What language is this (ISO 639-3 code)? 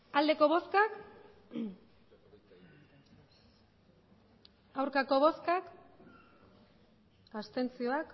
eus